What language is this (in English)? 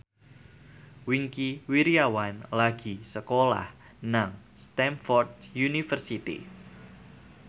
Javanese